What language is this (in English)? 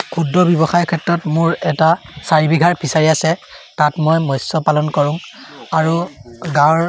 Assamese